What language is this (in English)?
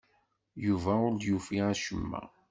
Kabyle